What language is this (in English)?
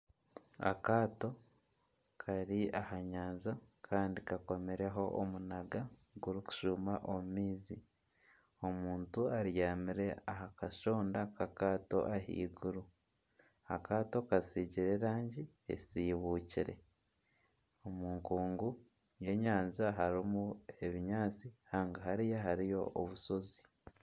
Nyankole